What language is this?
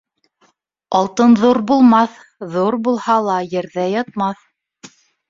Bashkir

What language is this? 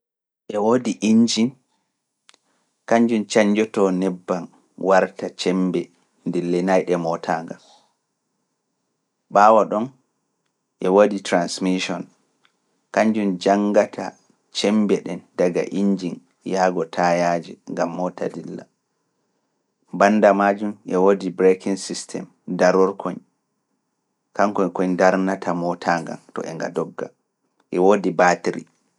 Fula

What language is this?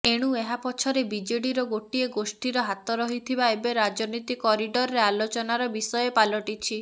Odia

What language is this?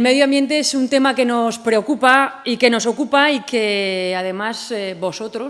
Spanish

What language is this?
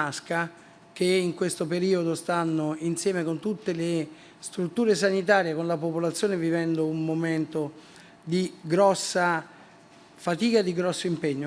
Italian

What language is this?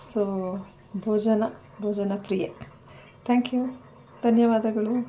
Kannada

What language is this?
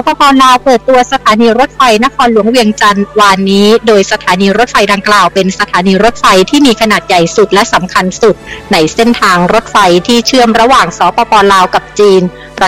Thai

